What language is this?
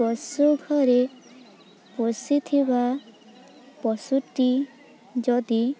Odia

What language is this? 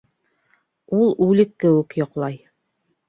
Bashkir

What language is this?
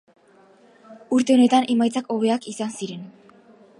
Basque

